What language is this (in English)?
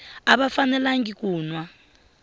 Tsonga